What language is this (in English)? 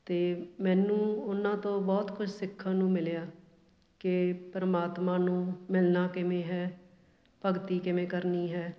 Punjabi